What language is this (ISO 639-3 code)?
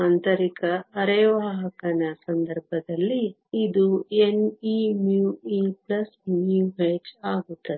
kan